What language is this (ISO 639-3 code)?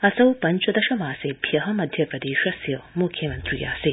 san